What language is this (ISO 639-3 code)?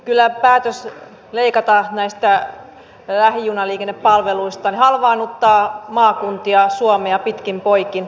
fin